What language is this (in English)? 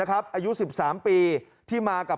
Thai